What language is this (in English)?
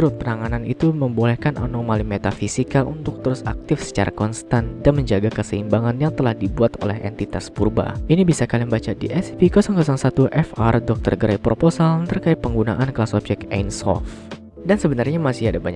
Indonesian